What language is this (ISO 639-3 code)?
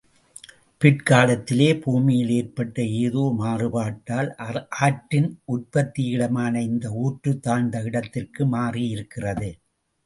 tam